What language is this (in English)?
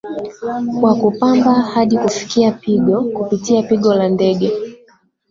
Swahili